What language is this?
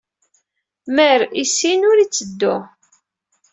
Kabyle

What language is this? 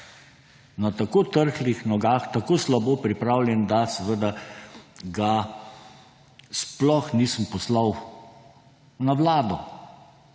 Slovenian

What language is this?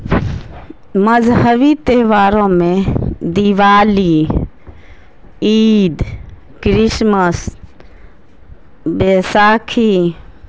Urdu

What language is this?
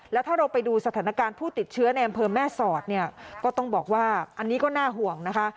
Thai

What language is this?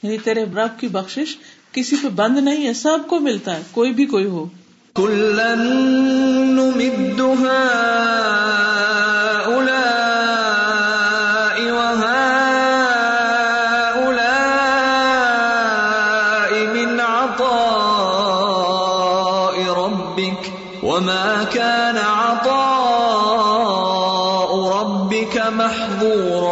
Urdu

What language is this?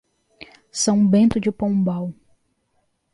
Portuguese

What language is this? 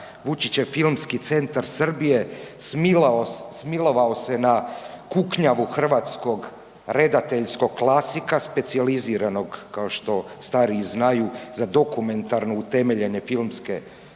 Croatian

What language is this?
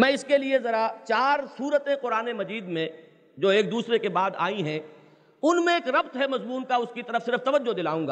Urdu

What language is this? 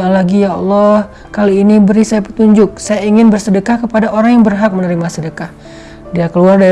Indonesian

